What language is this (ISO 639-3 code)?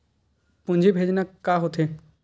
hne